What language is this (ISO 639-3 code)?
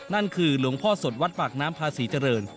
tha